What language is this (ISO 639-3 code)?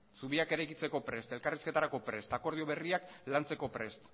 eus